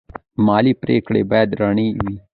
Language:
Pashto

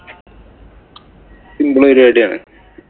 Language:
Malayalam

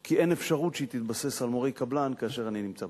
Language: Hebrew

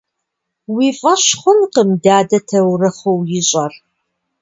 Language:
Kabardian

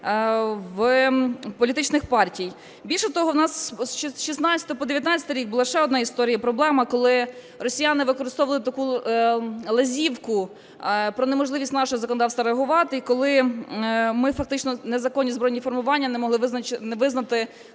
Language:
Ukrainian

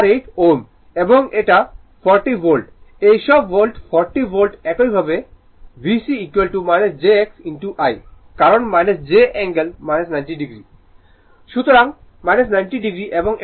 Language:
Bangla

